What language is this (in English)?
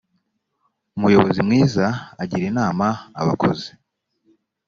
Kinyarwanda